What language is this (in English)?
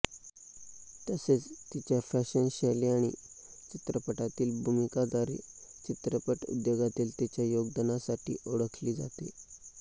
Marathi